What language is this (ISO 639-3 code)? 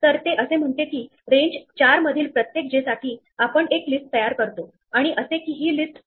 mar